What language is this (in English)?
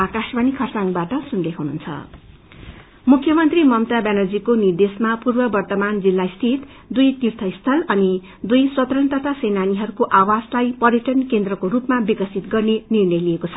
Nepali